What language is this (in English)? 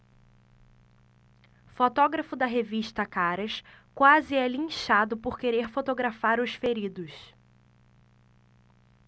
Portuguese